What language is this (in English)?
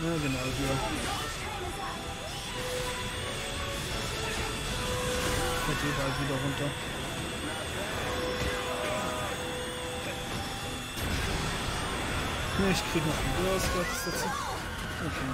German